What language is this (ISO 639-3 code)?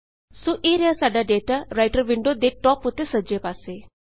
pan